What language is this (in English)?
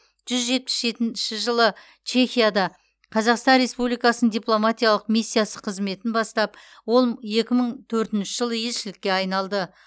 Kazakh